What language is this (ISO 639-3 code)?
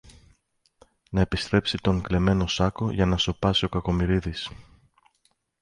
ell